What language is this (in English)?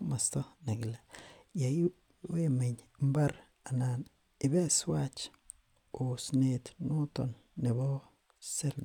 Kalenjin